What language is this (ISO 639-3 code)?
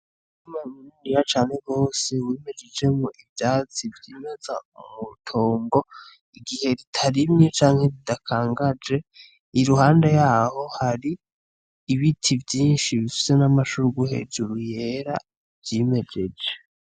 run